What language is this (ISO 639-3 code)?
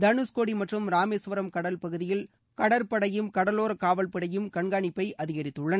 tam